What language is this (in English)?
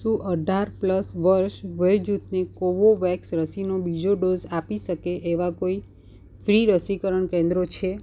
Gujarati